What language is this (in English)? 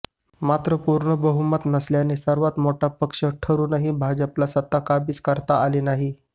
Marathi